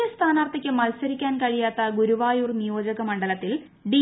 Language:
Malayalam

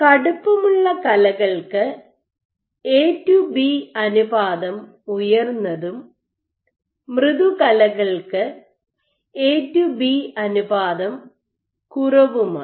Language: Malayalam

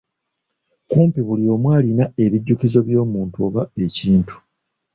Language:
Ganda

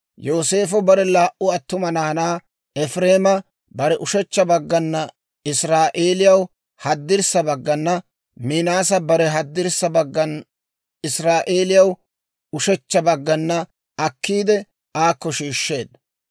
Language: Dawro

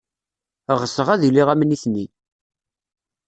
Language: Kabyle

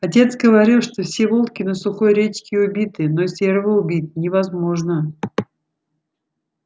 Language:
Russian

